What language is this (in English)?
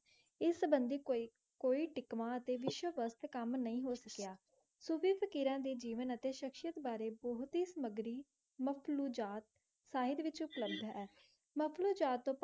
Punjabi